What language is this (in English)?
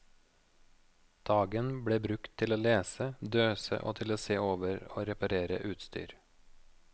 Norwegian